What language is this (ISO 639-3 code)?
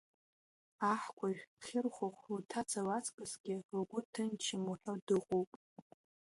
abk